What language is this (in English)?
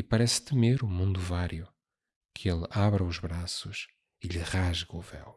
Portuguese